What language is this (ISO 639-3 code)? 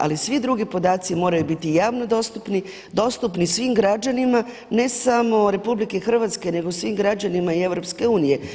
hrv